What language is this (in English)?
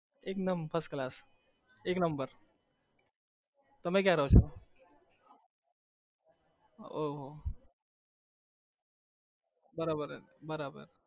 Gujarati